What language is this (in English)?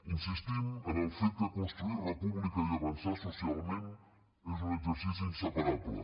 Catalan